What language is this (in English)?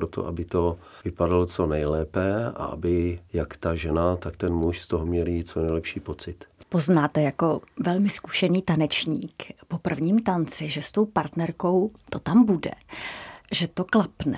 Czech